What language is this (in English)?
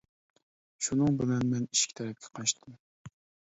Uyghur